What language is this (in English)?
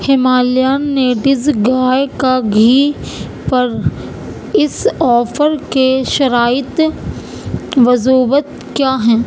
Urdu